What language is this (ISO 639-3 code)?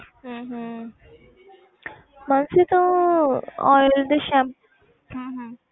pan